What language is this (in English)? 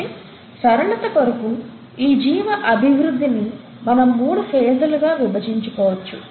Telugu